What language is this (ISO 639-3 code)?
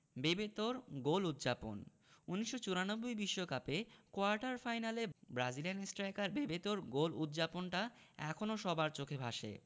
ben